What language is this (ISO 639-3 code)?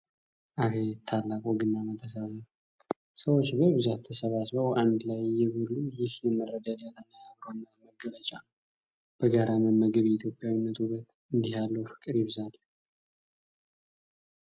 amh